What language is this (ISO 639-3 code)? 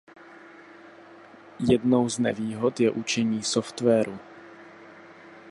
ces